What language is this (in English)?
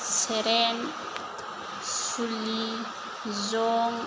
Bodo